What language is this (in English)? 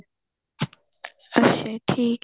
Punjabi